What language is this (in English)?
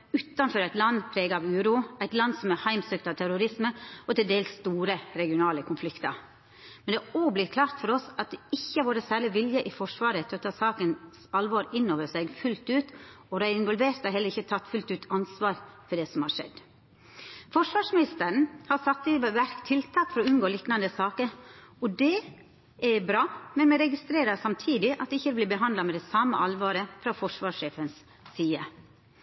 Norwegian Nynorsk